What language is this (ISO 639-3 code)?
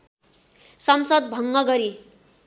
nep